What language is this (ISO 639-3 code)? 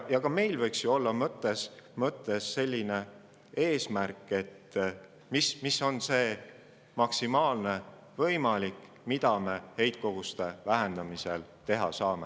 est